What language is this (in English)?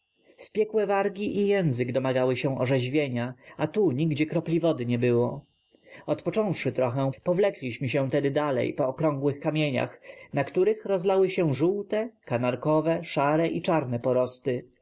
Polish